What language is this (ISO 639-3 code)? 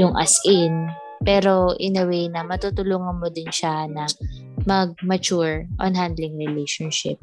fil